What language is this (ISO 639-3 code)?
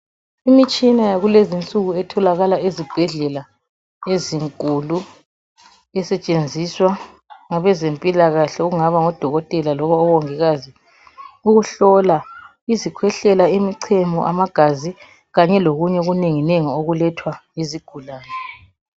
nde